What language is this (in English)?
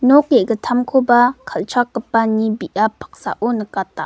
Garo